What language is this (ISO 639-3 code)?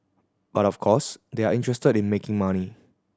eng